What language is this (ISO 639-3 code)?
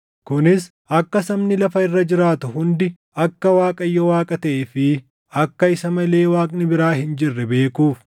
orm